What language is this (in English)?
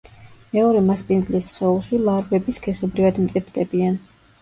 Georgian